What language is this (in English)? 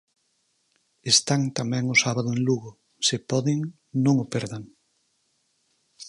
Galician